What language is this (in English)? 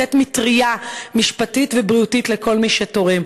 Hebrew